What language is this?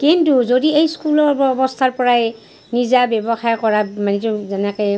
Assamese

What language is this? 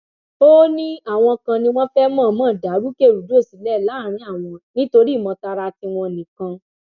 Yoruba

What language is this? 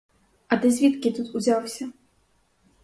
Ukrainian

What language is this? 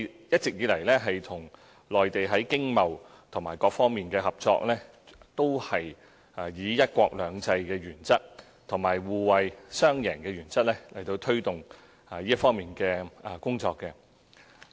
Cantonese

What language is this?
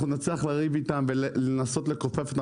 Hebrew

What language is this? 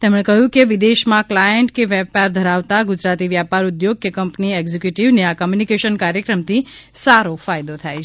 Gujarati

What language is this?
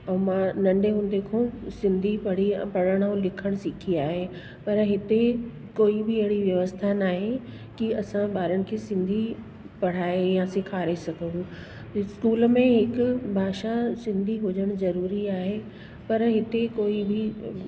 Sindhi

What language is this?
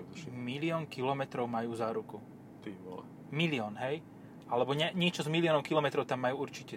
Slovak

